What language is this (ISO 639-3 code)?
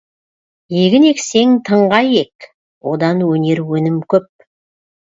kaz